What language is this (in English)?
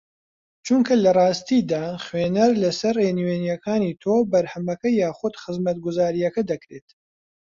Central Kurdish